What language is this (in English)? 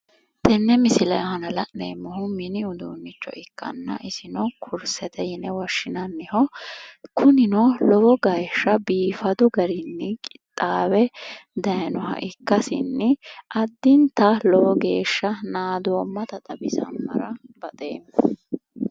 Sidamo